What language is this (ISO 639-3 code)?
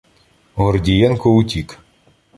ukr